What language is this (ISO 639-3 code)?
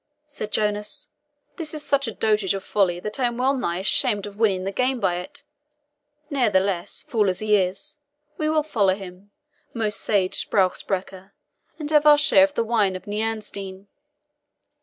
eng